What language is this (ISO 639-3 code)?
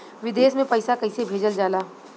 bho